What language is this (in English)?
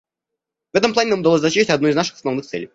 Russian